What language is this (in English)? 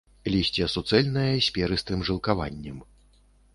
Belarusian